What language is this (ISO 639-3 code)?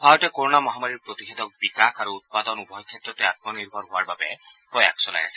asm